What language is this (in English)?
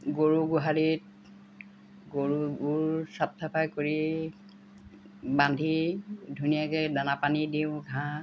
Assamese